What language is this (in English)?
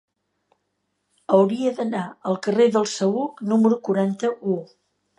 Catalan